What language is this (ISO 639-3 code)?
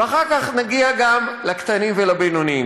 heb